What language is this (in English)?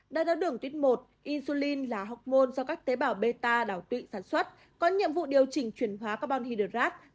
Vietnamese